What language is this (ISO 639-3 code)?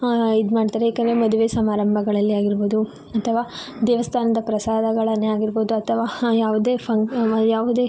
kan